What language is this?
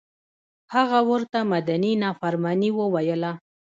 Pashto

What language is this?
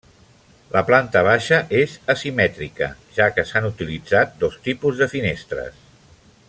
Catalan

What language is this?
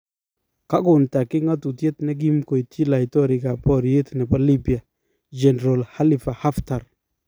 Kalenjin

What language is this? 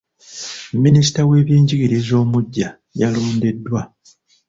Ganda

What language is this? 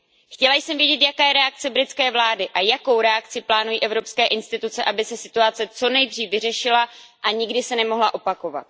Czech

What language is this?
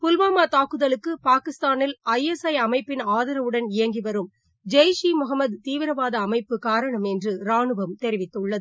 Tamil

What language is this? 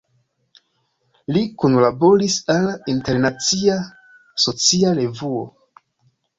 Esperanto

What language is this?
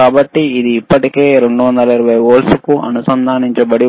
Telugu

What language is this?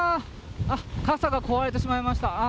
Japanese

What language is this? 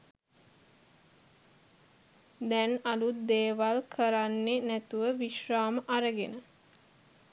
Sinhala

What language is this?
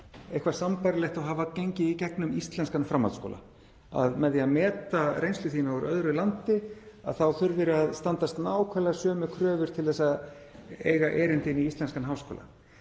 Icelandic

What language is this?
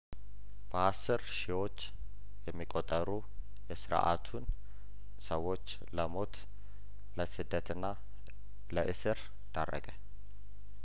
Amharic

